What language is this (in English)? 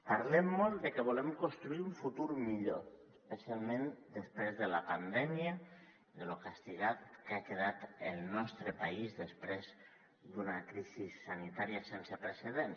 Catalan